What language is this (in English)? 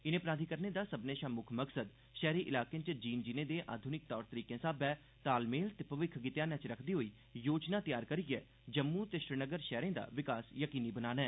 Dogri